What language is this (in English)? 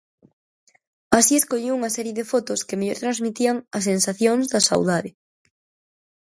Galician